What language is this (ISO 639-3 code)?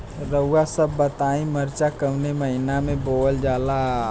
bho